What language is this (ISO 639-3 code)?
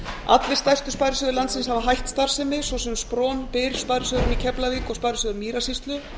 isl